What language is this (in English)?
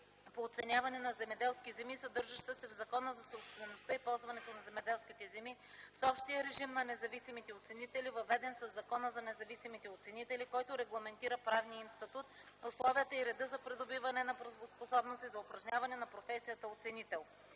Bulgarian